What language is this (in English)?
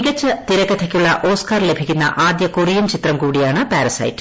Malayalam